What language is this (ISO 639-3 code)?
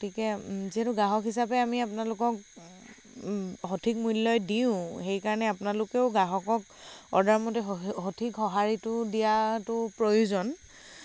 asm